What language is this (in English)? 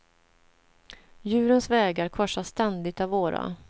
Swedish